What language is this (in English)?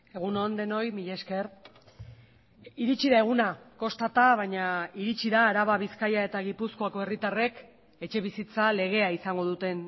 Basque